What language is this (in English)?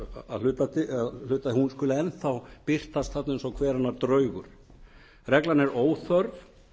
Icelandic